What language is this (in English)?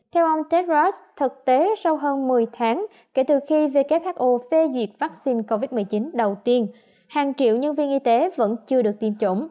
Vietnamese